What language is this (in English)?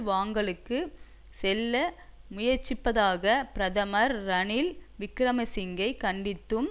Tamil